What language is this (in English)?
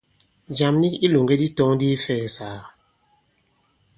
Bankon